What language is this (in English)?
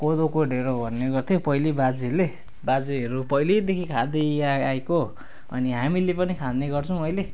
Nepali